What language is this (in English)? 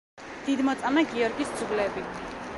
Georgian